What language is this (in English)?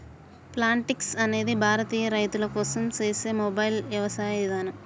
Telugu